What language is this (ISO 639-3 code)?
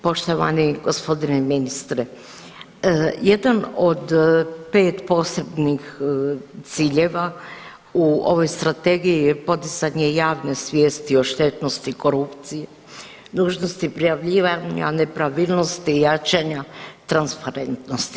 hrv